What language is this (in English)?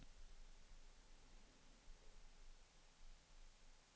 Swedish